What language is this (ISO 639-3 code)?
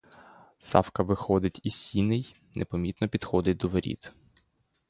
ukr